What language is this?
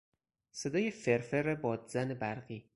Persian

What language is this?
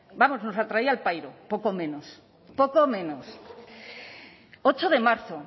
Spanish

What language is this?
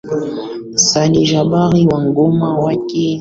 Swahili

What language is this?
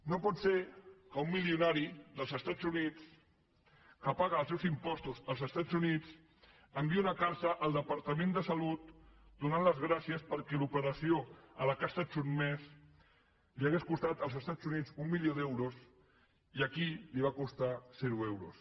Catalan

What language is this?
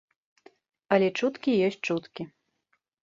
Belarusian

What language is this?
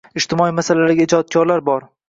Uzbek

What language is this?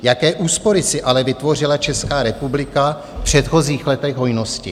Czech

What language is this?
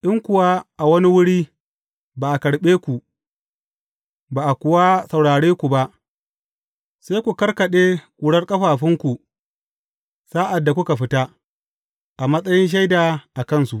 Hausa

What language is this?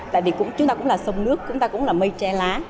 Vietnamese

